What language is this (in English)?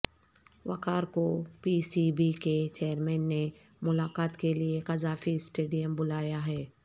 Urdu